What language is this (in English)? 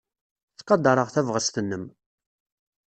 Kabyle